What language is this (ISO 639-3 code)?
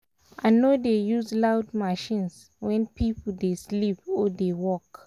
pcm